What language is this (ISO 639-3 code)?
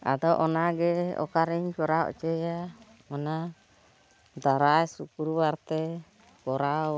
sat